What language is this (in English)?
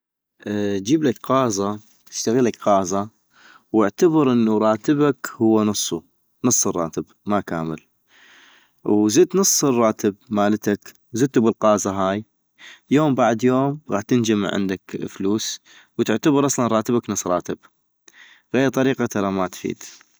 North Mesopotamian Arabic